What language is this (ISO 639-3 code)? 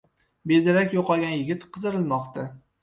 uzb